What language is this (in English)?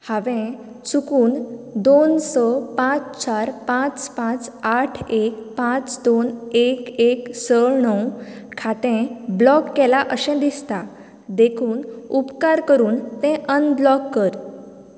Konkani